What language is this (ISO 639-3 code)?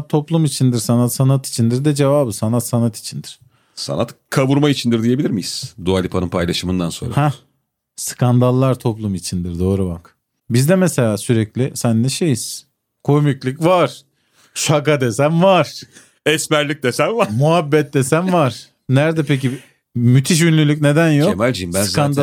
tur